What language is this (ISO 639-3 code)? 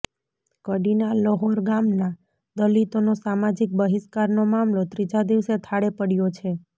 guj